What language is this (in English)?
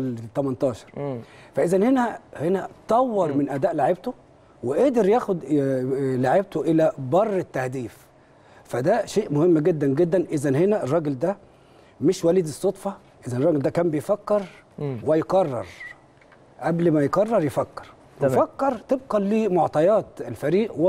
Arabic